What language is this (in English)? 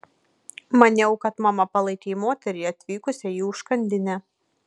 Lithuanian